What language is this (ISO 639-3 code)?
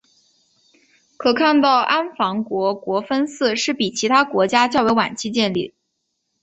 zho